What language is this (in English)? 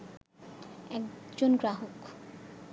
Bangla